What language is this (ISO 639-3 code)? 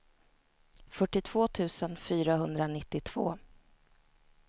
swe